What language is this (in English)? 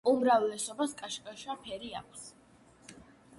Georgian